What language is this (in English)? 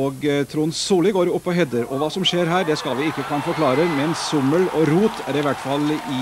Norwegian